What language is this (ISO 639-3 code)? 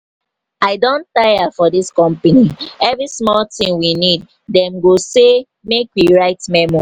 pcm